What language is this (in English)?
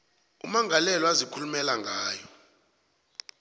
South Ndebele